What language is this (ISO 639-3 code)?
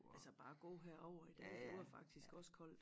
dan